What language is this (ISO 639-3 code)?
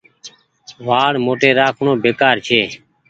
gig